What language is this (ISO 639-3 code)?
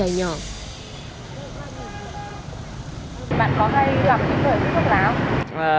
vie